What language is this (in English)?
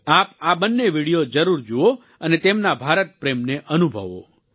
Gujarati